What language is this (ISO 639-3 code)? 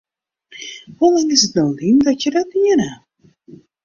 fry